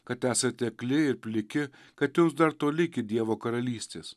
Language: Lithuanian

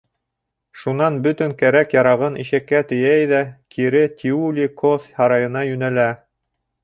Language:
Bashkir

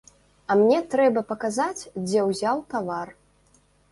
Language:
Belarusian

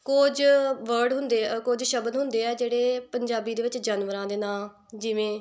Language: Punjabi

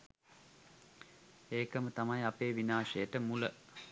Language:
Sinhala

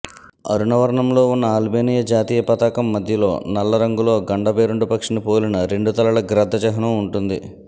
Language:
Telugu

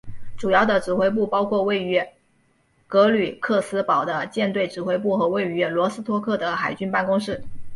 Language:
Chinese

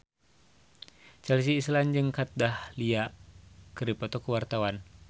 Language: Sundanese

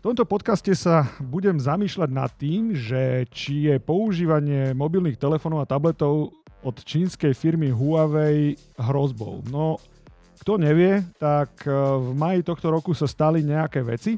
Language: Slovak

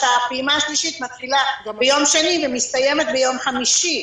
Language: Hebrew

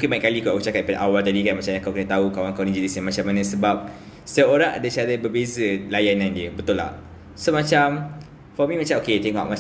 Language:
Malay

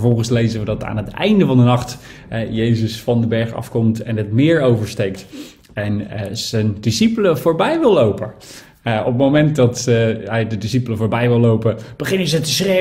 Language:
Dutch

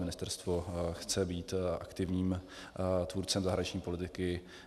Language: Czech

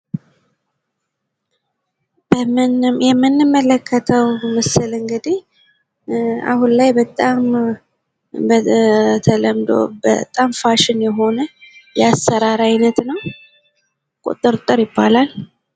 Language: Amharic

